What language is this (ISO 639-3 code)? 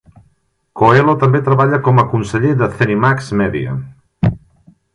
cat